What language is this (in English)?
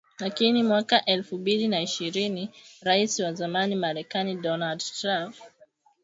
Swahili